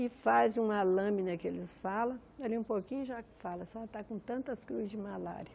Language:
Portuguese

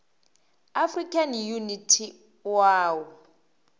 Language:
Northern Sotho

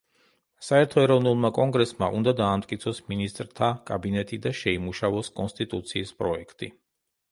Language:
Georgian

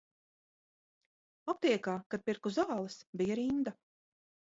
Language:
Latvian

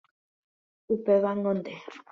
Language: Guarani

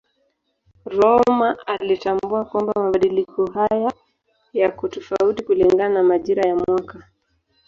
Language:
Swahili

